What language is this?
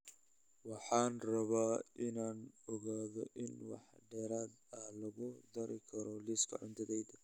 Somali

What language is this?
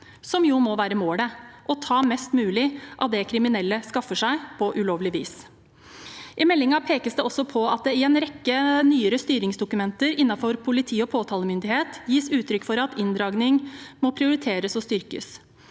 Norwegian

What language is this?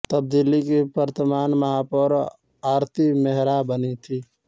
Hindi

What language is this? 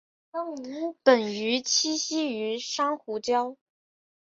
Chinese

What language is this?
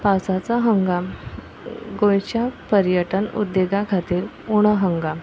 Konkani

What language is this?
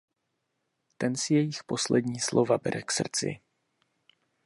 Czech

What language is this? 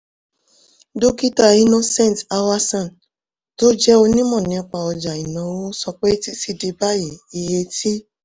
Yoruba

